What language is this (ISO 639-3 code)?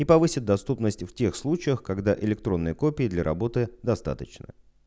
rus